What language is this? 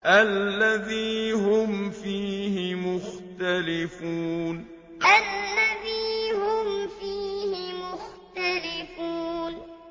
Arabic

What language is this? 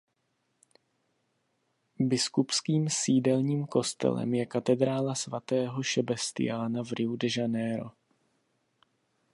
Czech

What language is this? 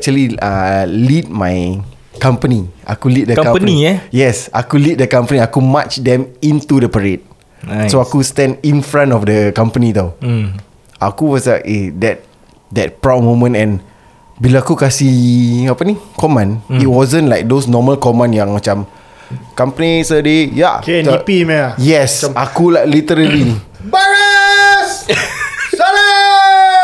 Malay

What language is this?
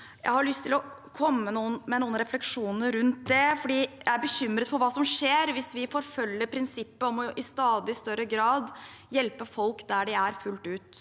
Norwegian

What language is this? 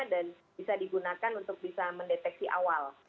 Indonesian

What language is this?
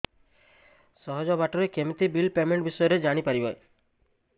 Odia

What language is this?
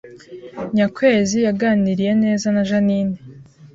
Kinyarwanda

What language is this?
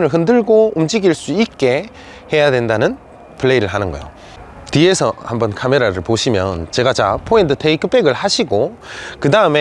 Korean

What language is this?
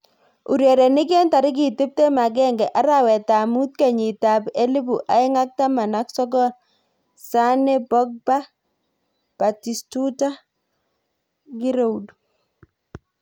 Kalenjin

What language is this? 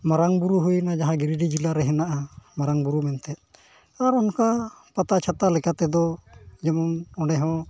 Santali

